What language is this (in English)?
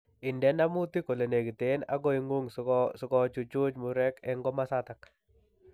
Kalenjin